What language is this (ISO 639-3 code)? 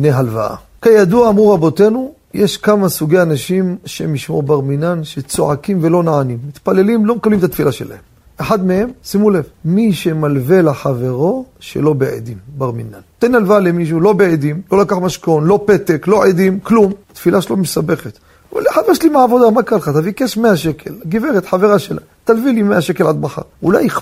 heb